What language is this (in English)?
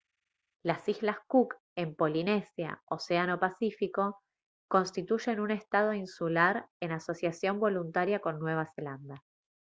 Spanish